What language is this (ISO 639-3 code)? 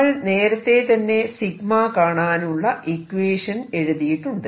mal